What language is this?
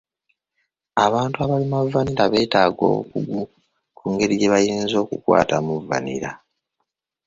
Ganda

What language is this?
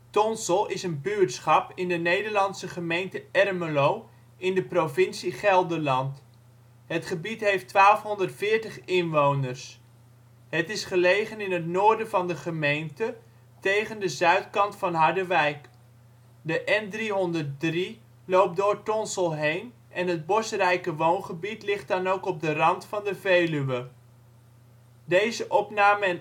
Dutch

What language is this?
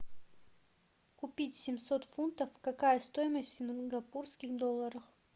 Russian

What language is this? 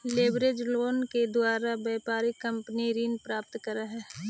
Magahi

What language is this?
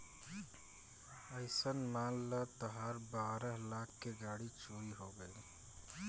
Bhojpuri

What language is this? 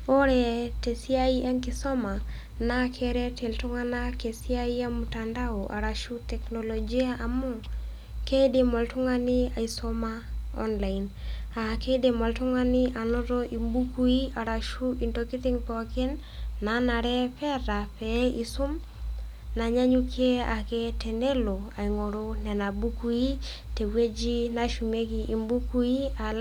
Masai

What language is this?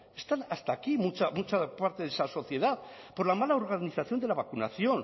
Spanish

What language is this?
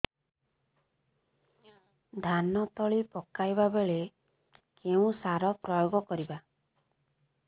Odia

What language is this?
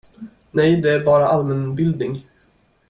Swedish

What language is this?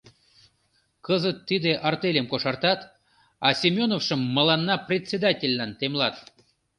Mari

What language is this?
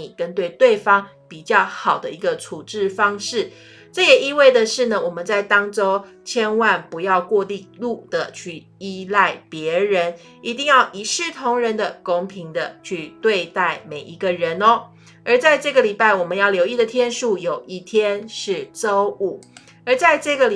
Chinese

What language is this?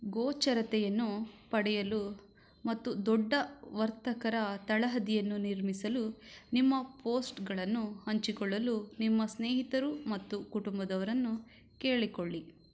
Kannada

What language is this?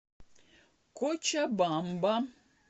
Russian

